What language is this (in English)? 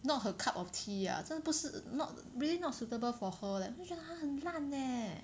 English